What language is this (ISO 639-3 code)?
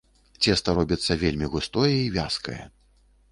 bel